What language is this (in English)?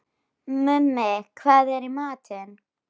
Icelandic